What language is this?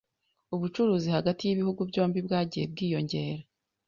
Kinyarwanda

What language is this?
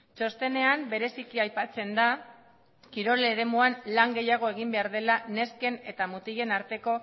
Basque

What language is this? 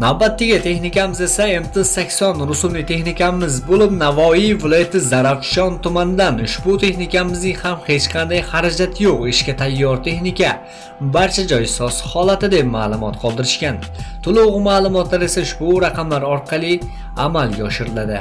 Uzbek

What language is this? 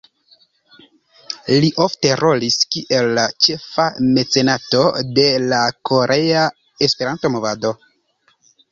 Esperanto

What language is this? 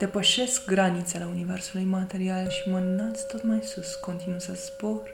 Romanian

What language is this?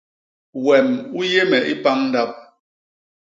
Basaa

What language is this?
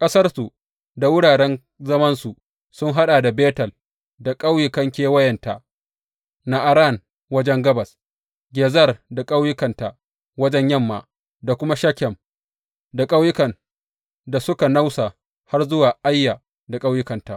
Hausa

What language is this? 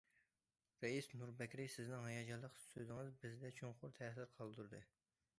Uyghur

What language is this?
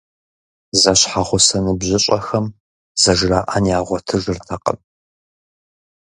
Kabardian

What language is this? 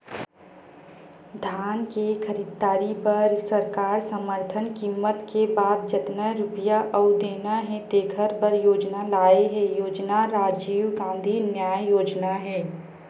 Chhattisgarhi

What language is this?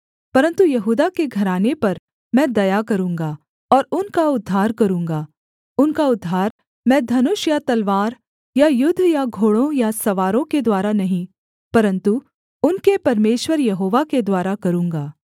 Hindi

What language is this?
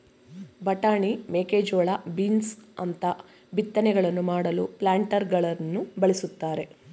Kannada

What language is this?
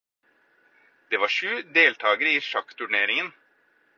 Norwegian Bokmål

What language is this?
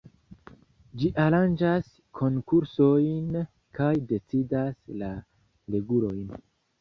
Esperanto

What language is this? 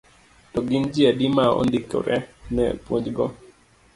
Luo (Kenya and Tanzania)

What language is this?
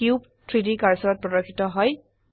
Assamese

